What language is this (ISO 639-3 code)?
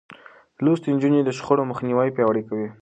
pus